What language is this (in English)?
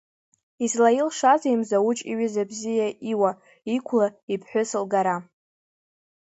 Abkhazian